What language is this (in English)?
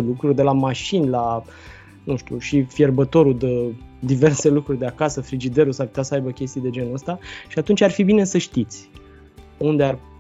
Romanian